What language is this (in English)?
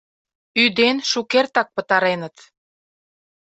Mari